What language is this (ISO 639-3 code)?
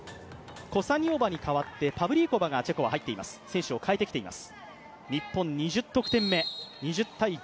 jpn